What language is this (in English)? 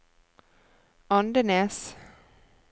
Norwegian